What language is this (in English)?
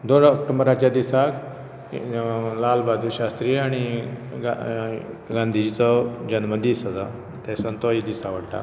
Konkani